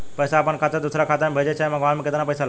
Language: Bhojpuri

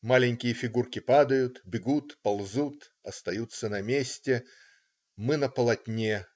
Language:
Russian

